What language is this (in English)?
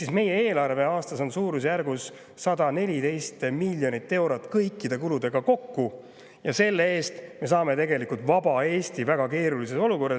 Estonian